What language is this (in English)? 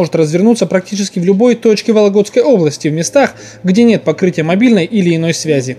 Russian